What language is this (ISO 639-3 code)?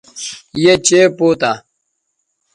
btv